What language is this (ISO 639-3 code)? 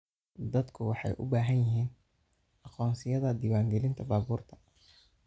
som